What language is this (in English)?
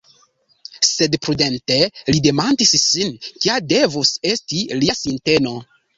Esperanto